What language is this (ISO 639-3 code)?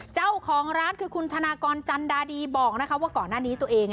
tha